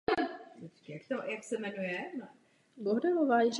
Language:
Czech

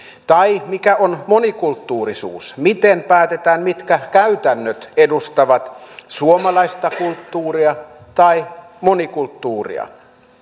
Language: Finnish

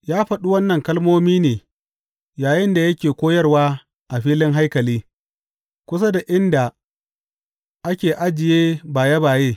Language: Hausa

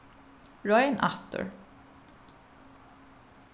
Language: Faroese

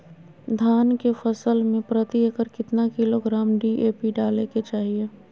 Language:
Magahi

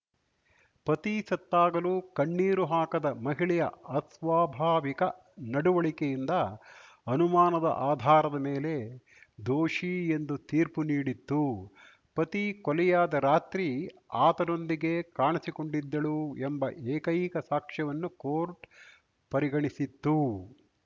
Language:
Kannada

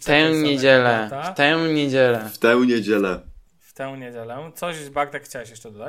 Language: Polish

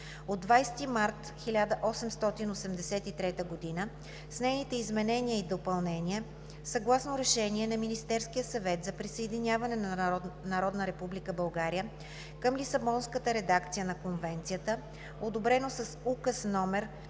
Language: Bulgarian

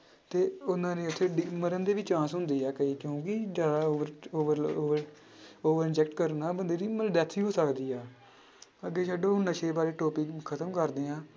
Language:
Punjabi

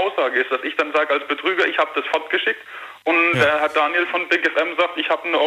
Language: German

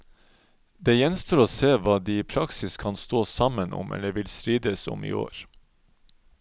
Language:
Norwegian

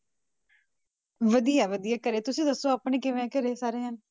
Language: Punjabi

